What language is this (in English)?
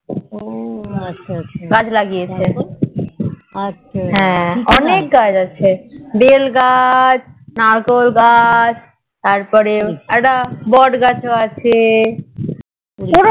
Bangla